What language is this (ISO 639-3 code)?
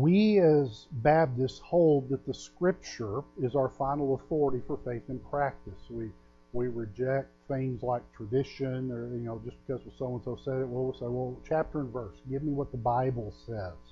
eng